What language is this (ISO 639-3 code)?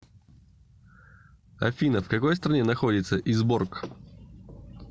rus